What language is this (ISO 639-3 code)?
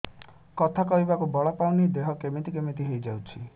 ori